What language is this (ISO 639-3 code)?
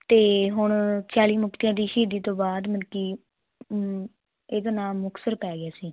pan